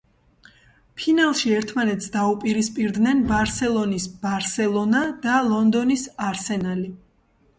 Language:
Georgian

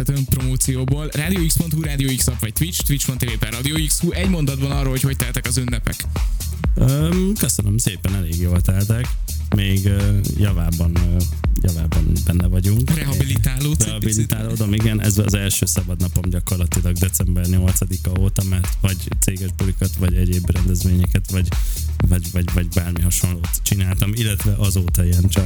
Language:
Hungarian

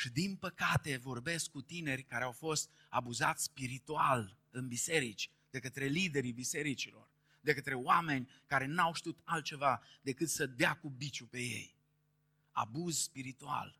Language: Romanian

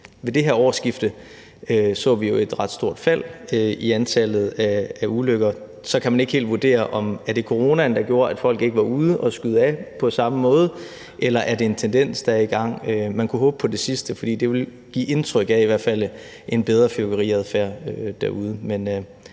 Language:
Danish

